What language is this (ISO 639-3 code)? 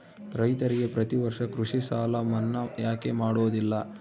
kan